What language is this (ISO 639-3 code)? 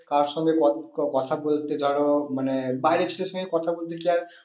ben